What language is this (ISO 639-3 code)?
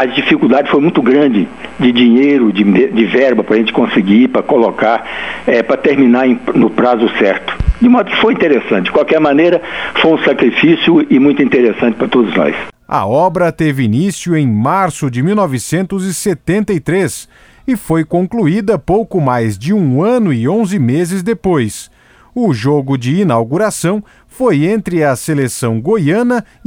por